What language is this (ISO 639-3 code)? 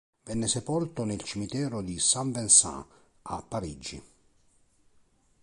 ita